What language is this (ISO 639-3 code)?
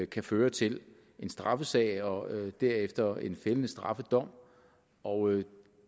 dan